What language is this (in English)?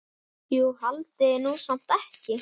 Icelandic